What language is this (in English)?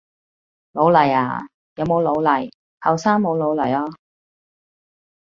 Cantonese